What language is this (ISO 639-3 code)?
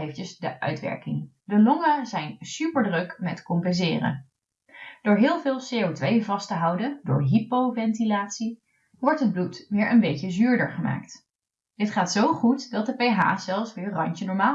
nld